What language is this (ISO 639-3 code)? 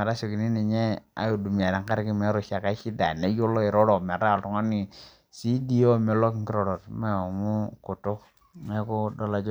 mas